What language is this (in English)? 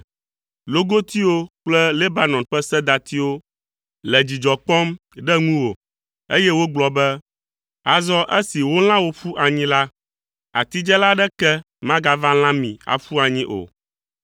Ewe